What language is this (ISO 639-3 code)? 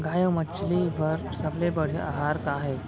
hne